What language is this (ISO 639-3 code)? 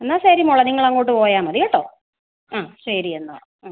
mal